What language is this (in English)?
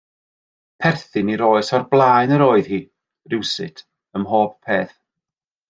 Welsh